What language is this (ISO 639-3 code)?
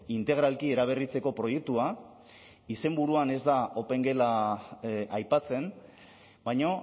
eus